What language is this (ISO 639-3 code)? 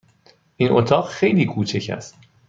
fas